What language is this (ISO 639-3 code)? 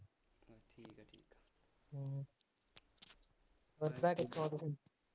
pan